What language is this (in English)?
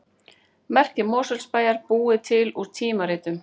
Icelandic